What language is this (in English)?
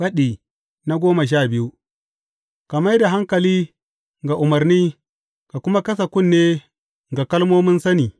Hausa